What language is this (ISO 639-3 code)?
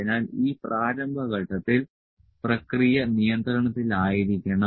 mal